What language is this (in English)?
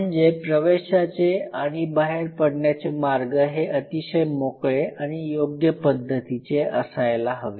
Marathi